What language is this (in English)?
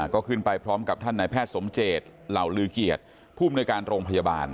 Thai